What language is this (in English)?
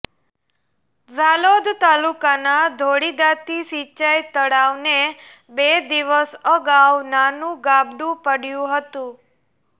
Gujarati